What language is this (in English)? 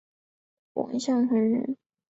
Chinese